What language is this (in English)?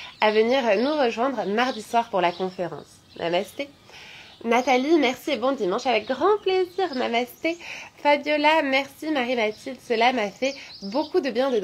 French